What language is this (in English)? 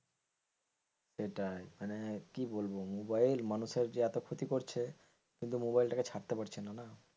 Bangla